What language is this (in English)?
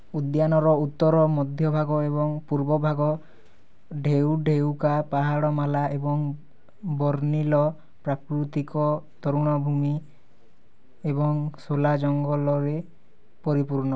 Odia